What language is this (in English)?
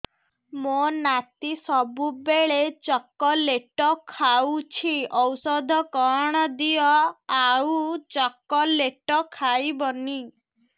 Odia